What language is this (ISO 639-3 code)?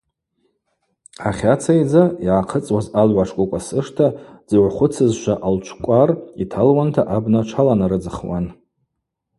abq